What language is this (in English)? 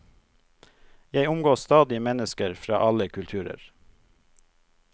Norwegian